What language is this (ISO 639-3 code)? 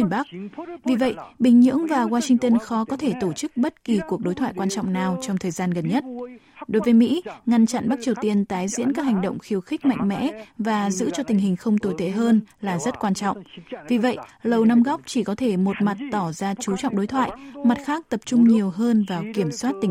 vie